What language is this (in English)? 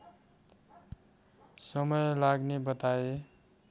Nepali